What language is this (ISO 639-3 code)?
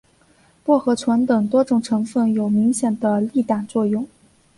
zho